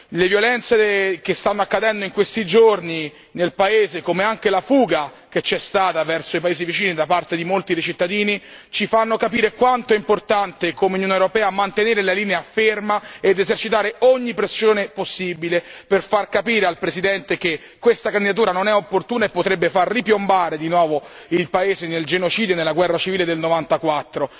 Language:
Italian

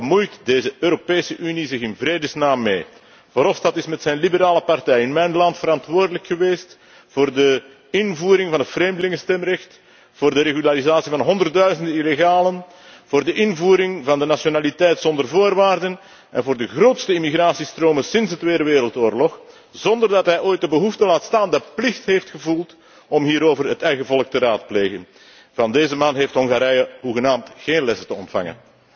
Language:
Dutch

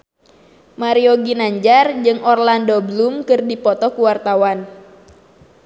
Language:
Sundanese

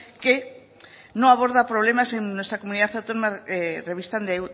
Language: Spanish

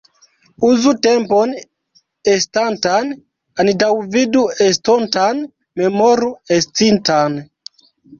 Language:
Esperanto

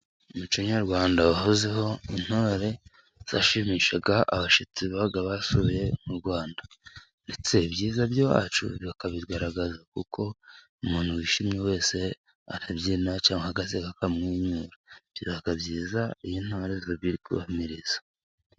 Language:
Kinyarwanda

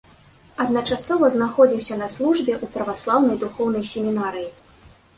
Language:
Belarusian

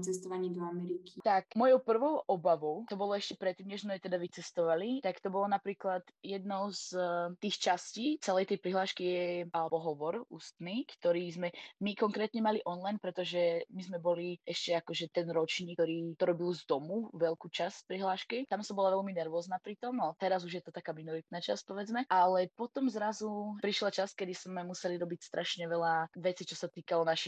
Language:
Slovak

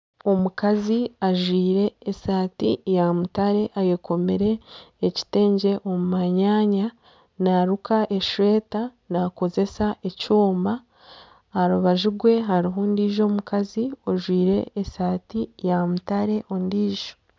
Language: Nyankole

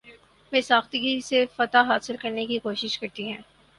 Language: Urdu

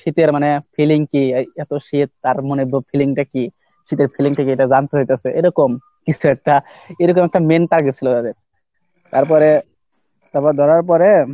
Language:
Bangla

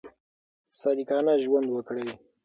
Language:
Pashto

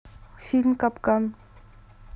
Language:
Russian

